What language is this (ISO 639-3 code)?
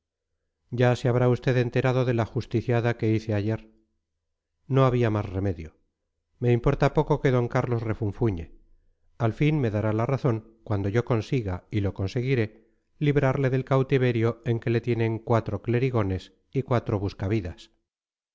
spa